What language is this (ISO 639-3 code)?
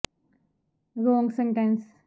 pan